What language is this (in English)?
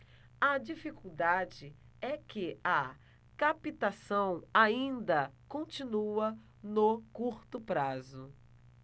Portuguese